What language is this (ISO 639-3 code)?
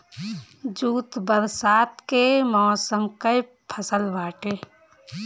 bho